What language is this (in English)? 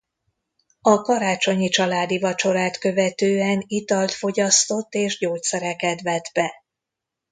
Hungarian